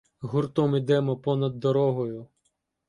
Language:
Ukrainian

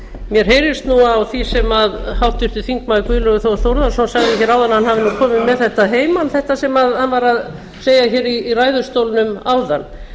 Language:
Icelandic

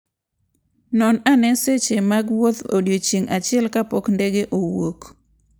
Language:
Luo (Kenya and Tanzania)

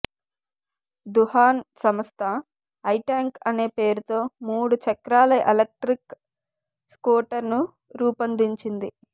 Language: Telugu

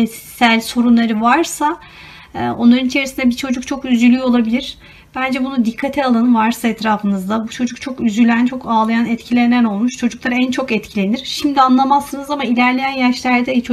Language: Turkish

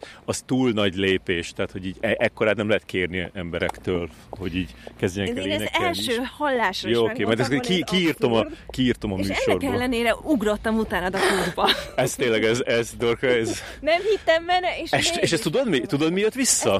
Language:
Hungarian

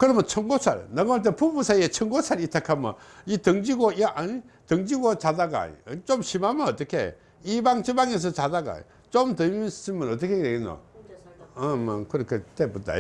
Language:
Korean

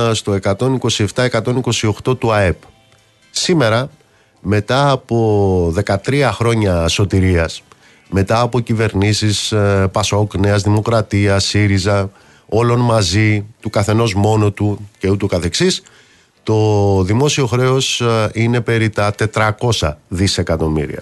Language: Greek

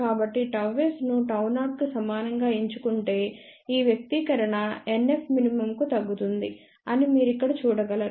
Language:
Telugu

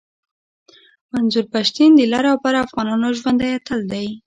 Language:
Pashto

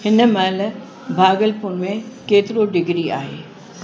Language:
Sindhi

